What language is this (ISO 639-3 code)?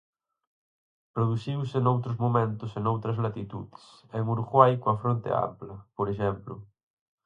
glg